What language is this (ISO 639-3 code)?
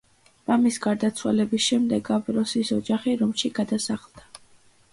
kat